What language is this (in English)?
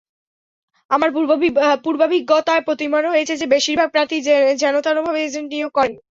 Bangla